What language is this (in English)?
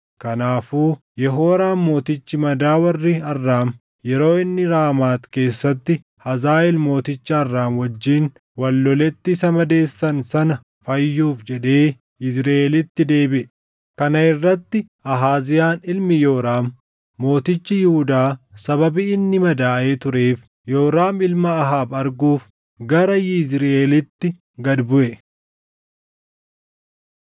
Oromo